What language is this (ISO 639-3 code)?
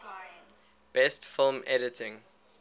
eng